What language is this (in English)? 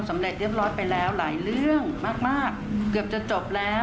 Thai